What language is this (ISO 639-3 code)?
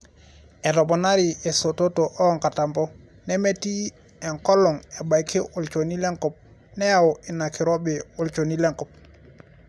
mas